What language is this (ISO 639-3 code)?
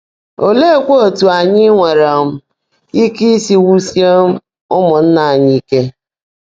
ibo